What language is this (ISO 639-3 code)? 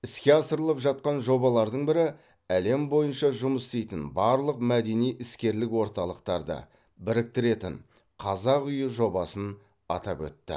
kaz